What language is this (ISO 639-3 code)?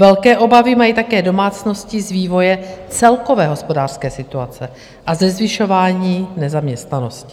ces